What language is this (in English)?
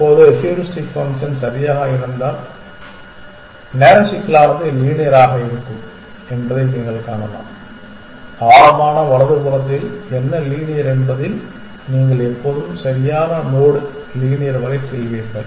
Tamil